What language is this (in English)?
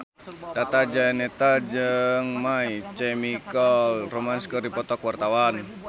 Sundanese